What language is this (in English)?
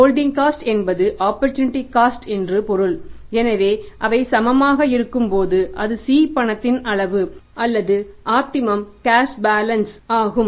Tamil